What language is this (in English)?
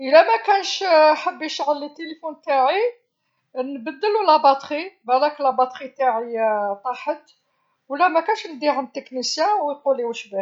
Algerian Arabic